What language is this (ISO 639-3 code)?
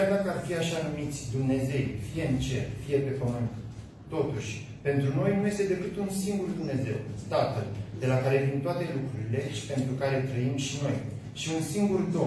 ron